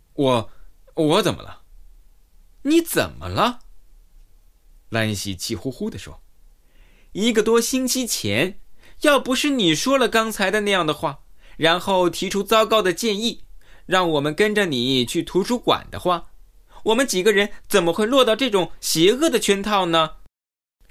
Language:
Chinese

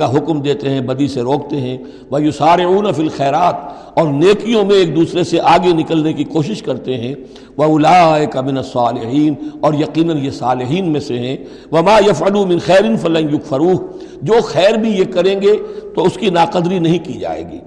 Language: Urdu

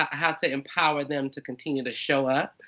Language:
English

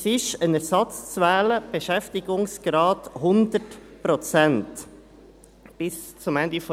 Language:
Swiss German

